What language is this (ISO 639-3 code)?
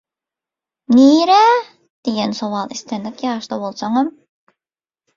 tuk